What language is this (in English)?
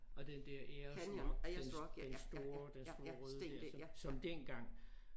Danish